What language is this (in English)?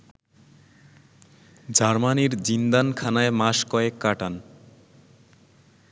Bangla